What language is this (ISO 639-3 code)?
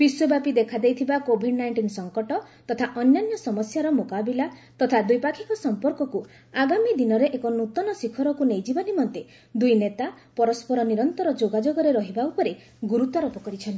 ori